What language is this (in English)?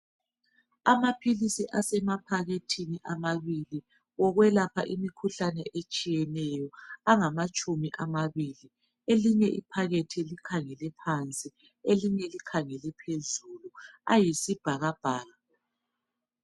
North Ndebele